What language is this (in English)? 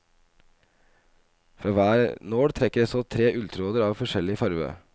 Norwegian